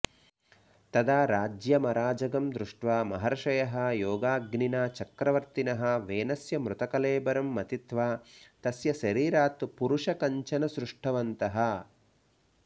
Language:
Sanskrit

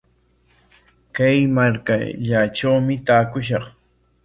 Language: Corongo Ancash Quechua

